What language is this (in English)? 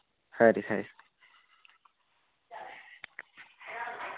Dogri